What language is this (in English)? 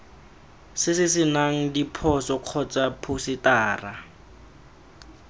Tswana